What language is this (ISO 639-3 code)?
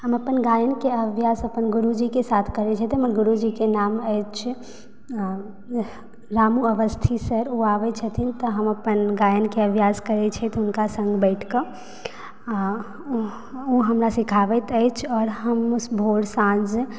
mai